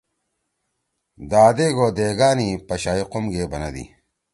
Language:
Torwali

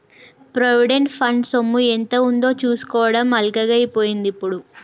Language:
Telugu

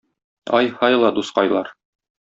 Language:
Tatar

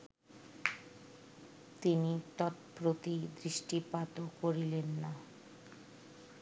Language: Bangla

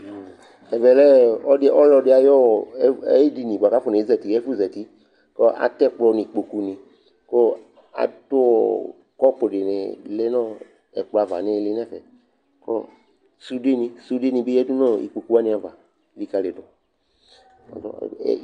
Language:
Ikposo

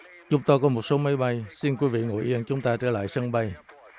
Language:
Vietnamese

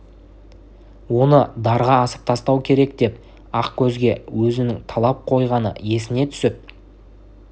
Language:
Kazakh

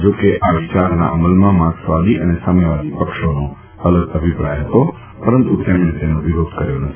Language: Gujarati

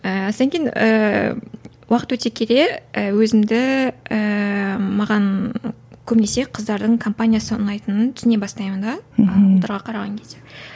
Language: Kazakh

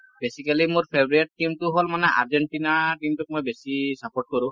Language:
Assamese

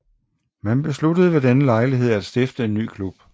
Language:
Danish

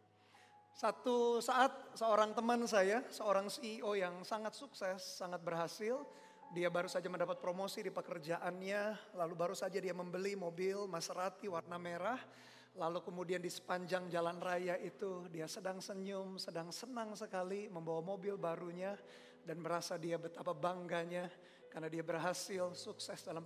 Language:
Indonesian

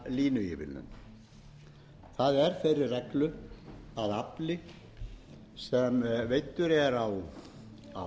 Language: Icelandic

